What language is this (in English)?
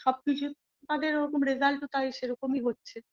Bangla